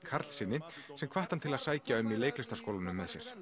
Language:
Icelandic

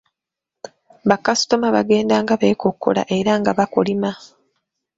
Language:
Ganda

